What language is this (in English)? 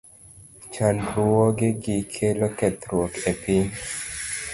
Luo (Kenya and Tanzania)